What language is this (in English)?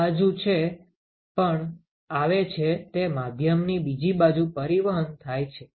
Gujarati